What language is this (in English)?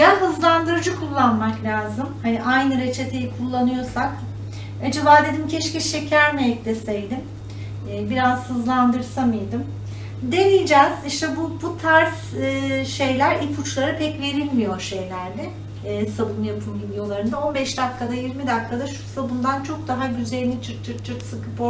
Turkish